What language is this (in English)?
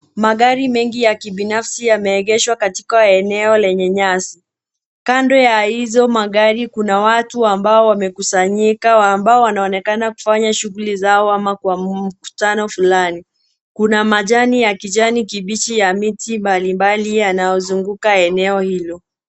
Swahili